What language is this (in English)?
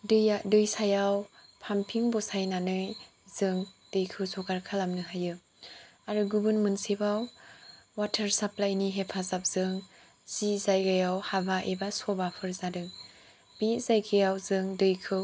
Bodo